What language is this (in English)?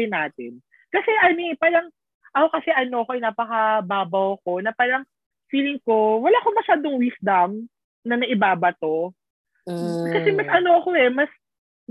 Filipino